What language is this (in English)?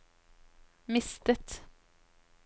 Norwegian